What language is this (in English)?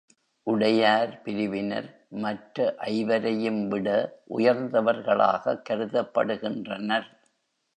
Tamil